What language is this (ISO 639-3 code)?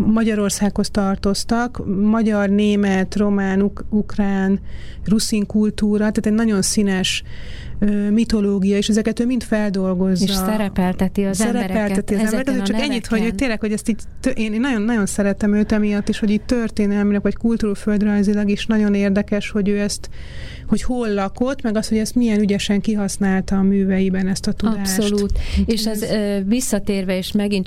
hun